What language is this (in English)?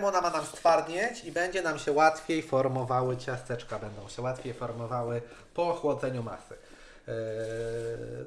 Polish